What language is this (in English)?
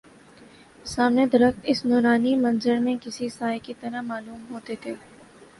Urdu